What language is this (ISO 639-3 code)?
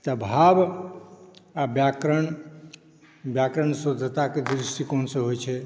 mai